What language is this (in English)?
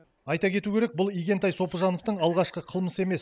Kazakh